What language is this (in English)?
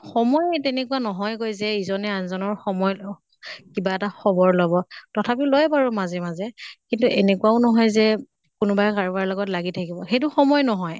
Assamese